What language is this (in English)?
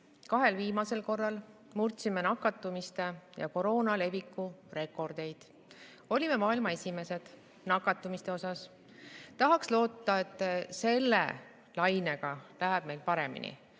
Estonian